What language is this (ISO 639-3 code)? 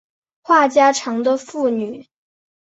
zho